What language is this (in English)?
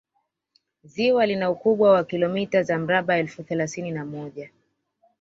Swahili